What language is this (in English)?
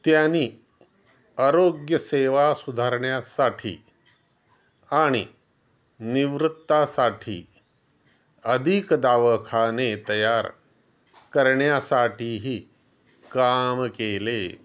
Marathi